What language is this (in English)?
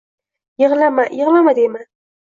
Uzbek